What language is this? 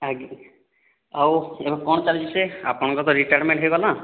Odia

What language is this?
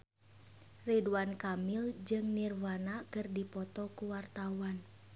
Sundanese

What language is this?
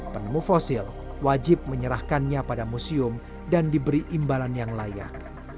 Indonesian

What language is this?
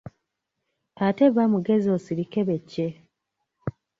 Ganda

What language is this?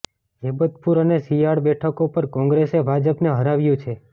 Gujarati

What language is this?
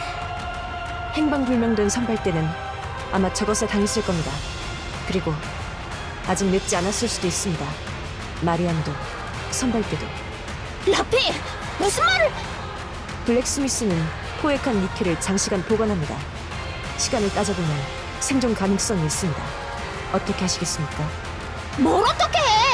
Korean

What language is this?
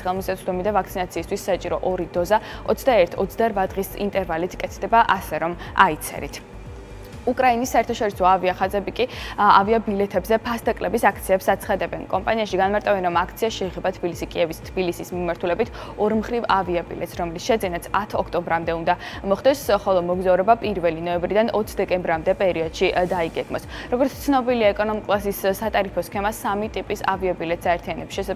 Romanian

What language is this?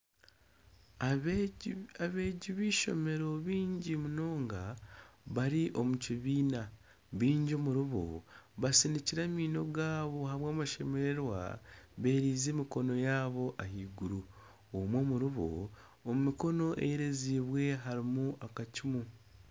Nyankole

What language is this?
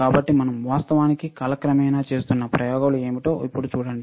Telugu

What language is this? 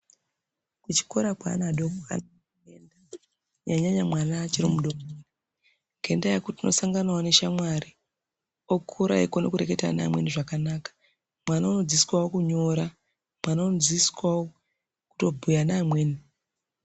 Ndau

